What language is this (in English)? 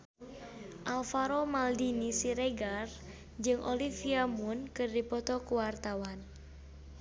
Sundanese